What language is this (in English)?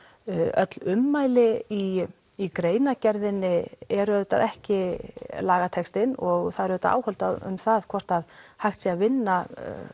Icelandic